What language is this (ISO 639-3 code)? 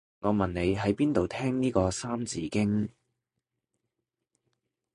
yue